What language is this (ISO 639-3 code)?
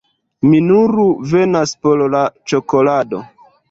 epo